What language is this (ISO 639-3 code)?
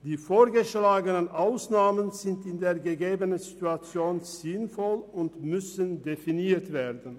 gsw